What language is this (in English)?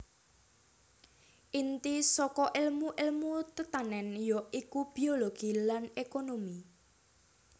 Javanese